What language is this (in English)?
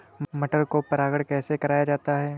Hindi